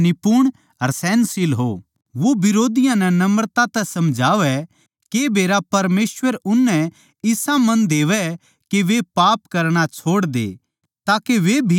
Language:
Haryanvi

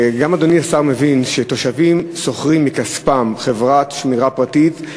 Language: Hebrew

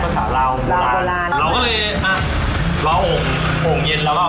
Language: Thai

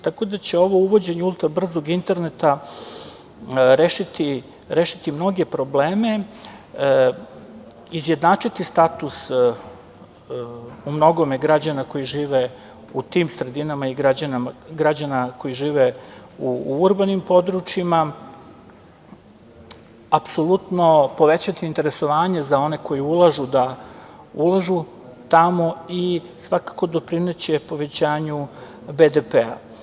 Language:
Serbian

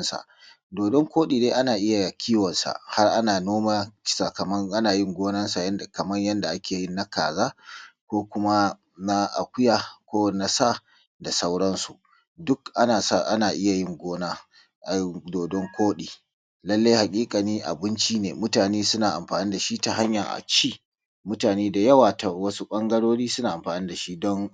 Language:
Hausa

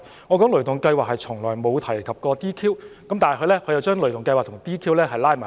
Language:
Cantonese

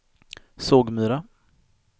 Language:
Swedish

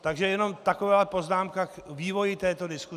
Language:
Czech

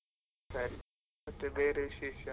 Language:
Kannada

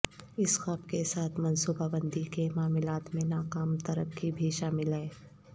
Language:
Urdu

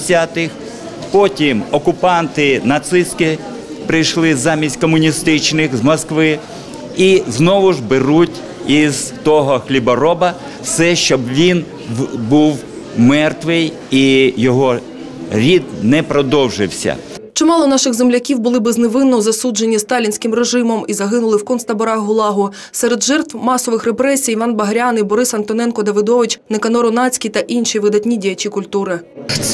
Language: Ukrainian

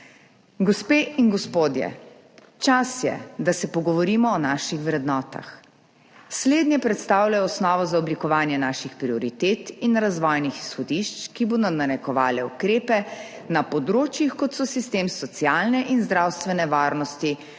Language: Slovenian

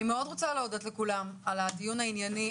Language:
Hebrew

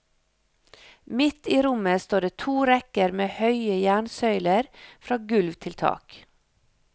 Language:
Norwegian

